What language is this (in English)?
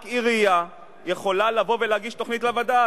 Hebrew